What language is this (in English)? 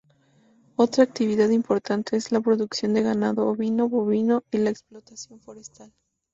Spanish